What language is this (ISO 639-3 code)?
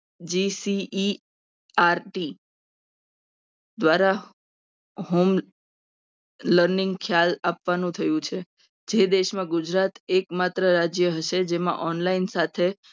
guj